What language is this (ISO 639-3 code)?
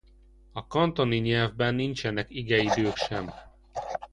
hun